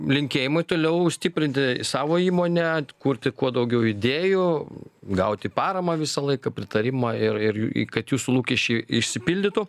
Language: Lithuanian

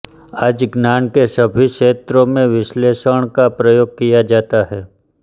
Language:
Hindi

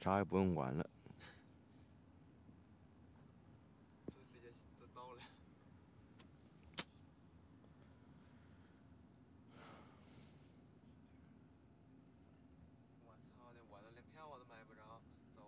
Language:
Chinese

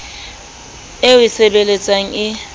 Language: Southern Sotho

